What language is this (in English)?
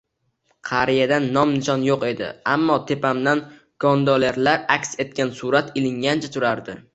Uzbek